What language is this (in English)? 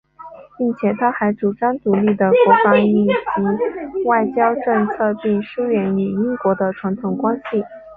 Chinese